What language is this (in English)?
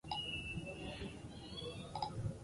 Basque